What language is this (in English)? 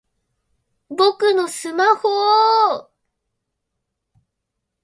Japanese